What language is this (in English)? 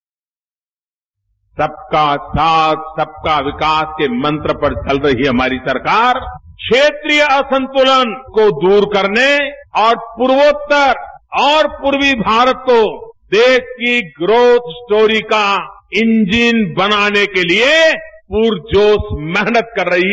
Hindi